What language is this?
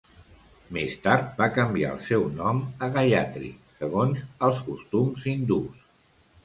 Catalan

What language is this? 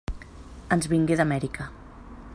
Catalan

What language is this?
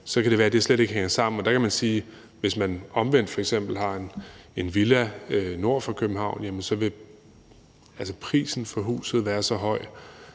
Danish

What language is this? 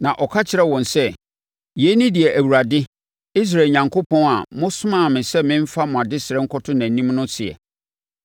Akan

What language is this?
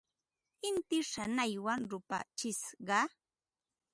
Ambo-Pasco Quechua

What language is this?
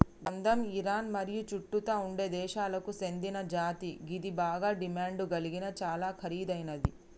Telugu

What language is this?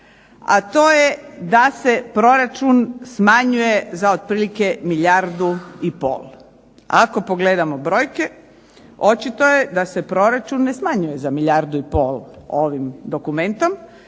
Croatian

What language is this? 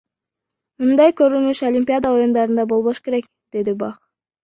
Kyrgyz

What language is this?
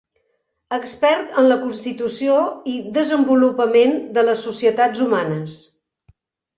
Catalan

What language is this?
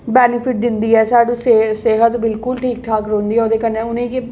Dogri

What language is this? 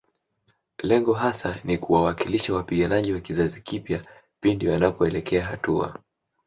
Swahili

